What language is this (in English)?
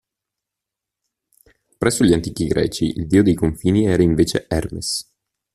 Italian